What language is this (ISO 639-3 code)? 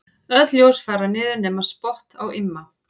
isl